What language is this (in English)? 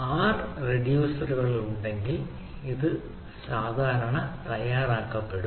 Malayalam